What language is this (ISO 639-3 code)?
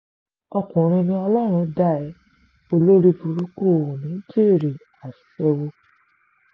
yor